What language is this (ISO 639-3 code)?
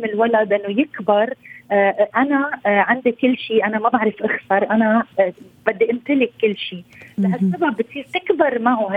ara